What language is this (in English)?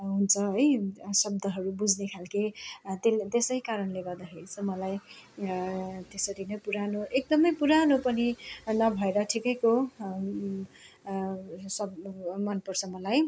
Nepali